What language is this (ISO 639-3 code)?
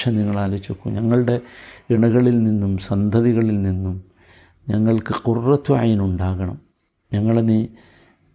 mal